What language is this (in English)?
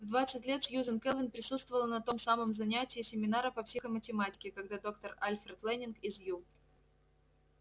Russian